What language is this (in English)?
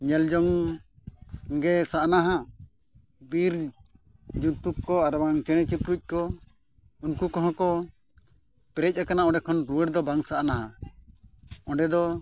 Santali